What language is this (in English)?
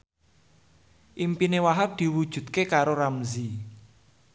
Javanese